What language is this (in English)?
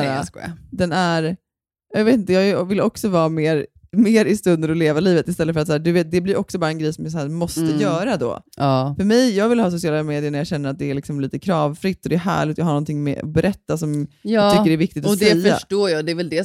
Swedish